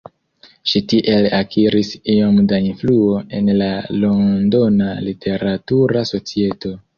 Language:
Esperanto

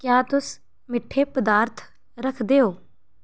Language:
Dogri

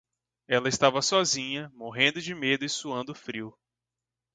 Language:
Portuguese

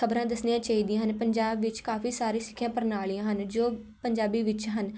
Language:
Punjabi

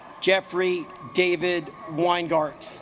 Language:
English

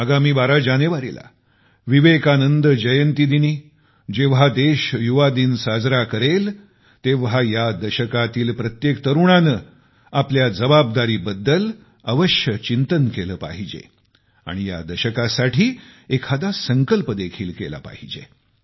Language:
Marathi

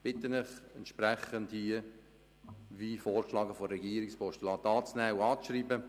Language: Swiss German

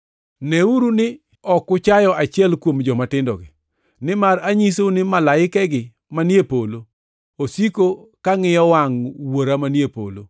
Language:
Luo (Kenya and Tanzania)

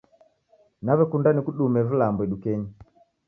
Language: Taita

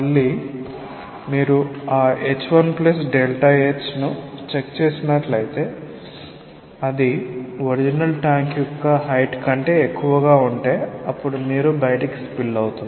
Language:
Telugu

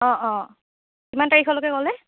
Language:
Assamese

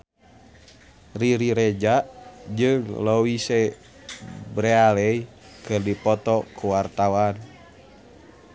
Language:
Sundanese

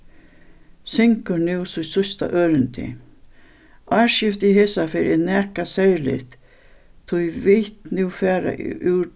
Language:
Faroese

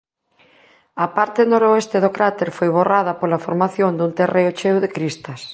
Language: Galician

